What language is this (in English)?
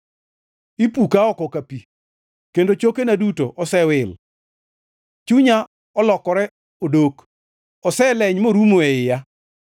Luo (Kenya and Tanzania)